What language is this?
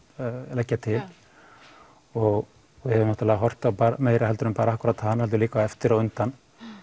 Icelandic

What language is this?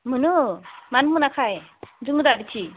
Bodo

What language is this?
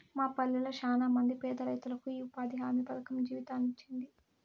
Telugu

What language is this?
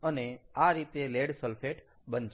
Gujarati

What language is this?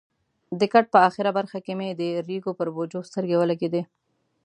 Pashto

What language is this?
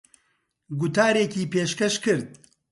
Central Kurdish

